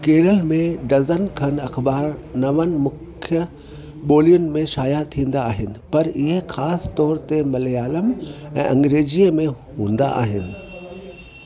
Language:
Sindhi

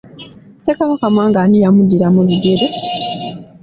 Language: Ganda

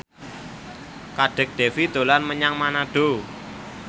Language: Javanese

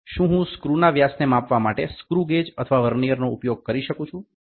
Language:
Gujarati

